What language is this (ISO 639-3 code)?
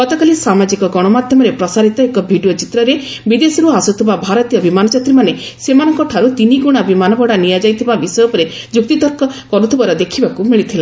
ori